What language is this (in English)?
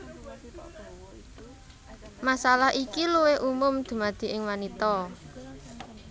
Javanese